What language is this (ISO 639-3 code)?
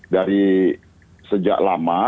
ind